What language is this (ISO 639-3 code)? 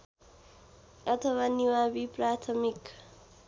nep